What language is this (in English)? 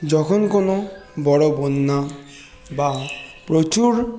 Bangla